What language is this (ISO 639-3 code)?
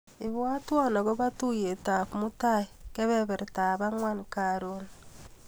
kln